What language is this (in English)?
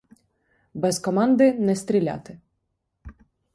Ukrainian